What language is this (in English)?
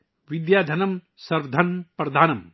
Urdu